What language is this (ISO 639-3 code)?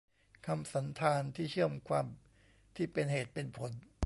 tha